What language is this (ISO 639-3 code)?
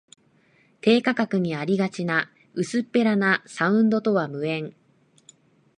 jpn